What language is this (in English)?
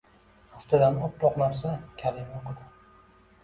Uzbek